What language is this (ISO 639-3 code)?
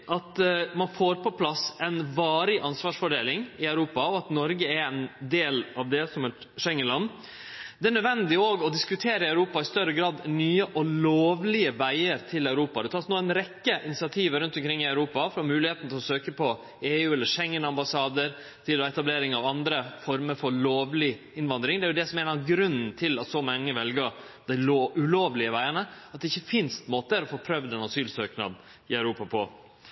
nno